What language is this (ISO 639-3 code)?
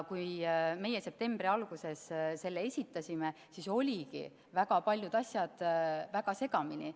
est